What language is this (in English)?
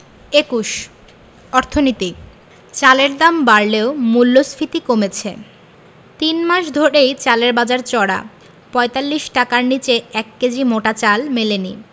Bangla